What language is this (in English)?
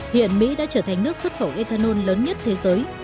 Vietnamese